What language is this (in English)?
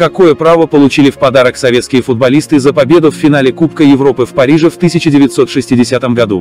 Russian